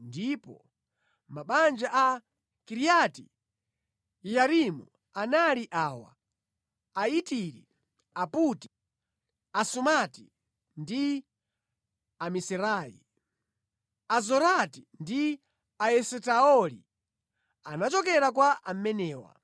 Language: Nyanja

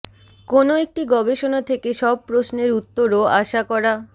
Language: Bangla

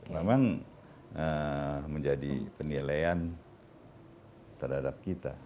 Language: Indonesian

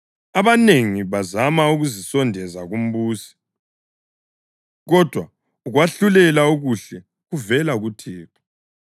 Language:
North Ndebele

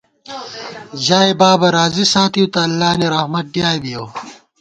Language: Gawar-Bati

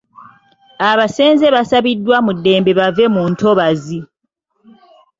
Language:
Ganda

